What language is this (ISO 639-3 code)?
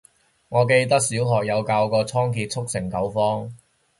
yue